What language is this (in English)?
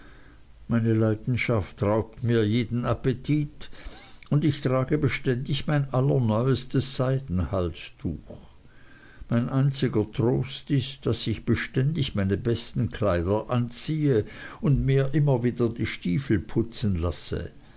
German